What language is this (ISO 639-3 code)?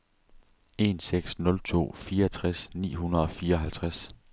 dan